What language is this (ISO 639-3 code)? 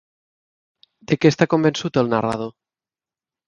cat